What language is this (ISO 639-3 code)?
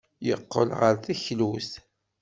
kab